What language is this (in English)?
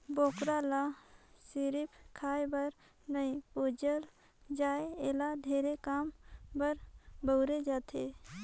Chhattisgarhi